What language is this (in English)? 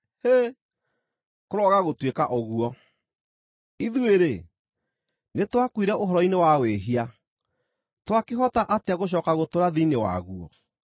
Kikuyu